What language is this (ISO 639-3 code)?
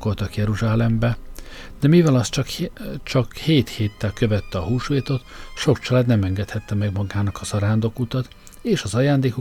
hun